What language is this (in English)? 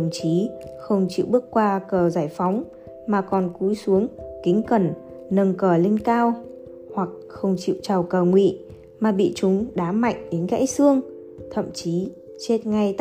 Vietnamese